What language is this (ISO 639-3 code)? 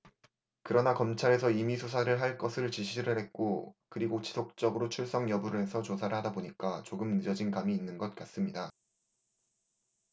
kor